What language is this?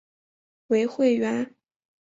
Chinese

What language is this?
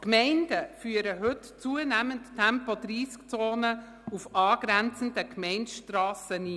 Swiss German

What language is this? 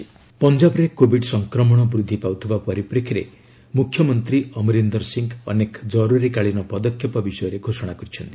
Odia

